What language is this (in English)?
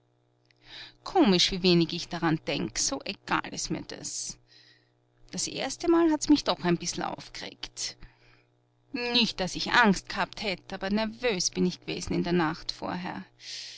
German